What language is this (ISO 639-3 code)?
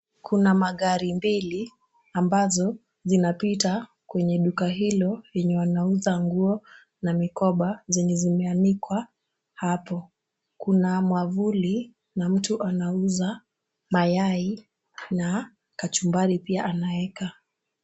swa